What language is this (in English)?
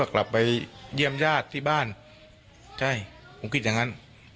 Thai